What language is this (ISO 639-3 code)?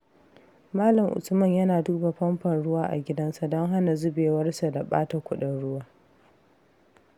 hau